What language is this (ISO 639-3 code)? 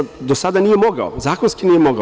srp